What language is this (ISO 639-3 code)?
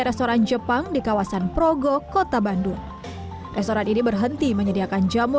ind